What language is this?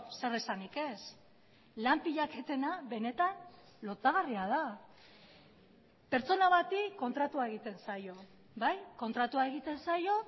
Basque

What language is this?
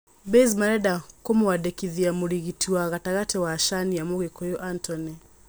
Kikuyu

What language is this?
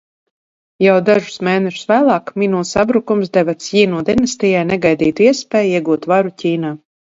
Latvian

